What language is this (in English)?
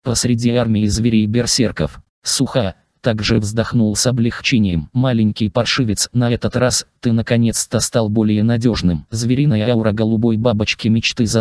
Russian